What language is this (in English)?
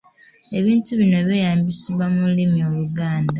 Ganda